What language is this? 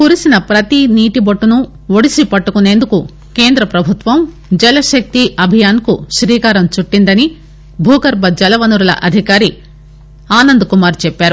Telugu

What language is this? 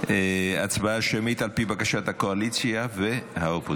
Hebrew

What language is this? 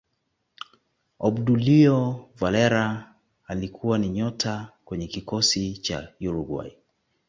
Swahili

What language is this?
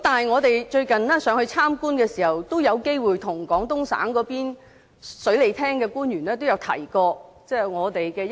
Cantonese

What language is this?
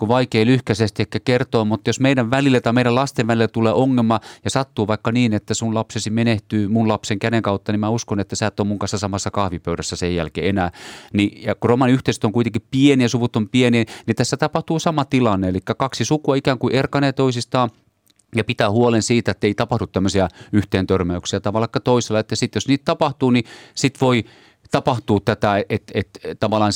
Finnish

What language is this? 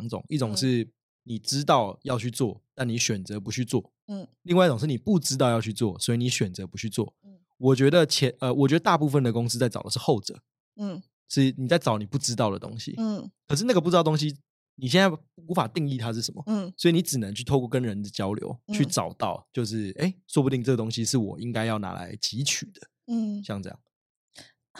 Chinese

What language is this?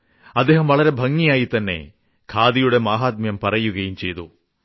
Malayalam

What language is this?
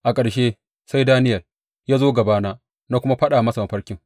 Hausa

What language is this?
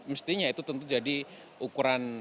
Indonesian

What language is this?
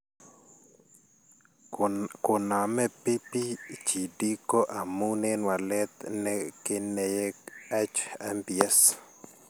Kalenjin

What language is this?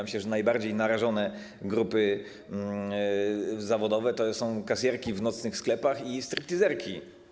Polish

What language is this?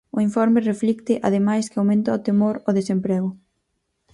Galician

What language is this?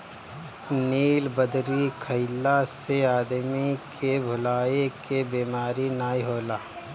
Bhojpuri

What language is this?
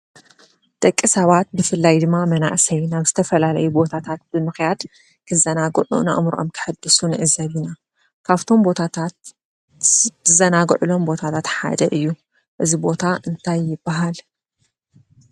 Tigrinya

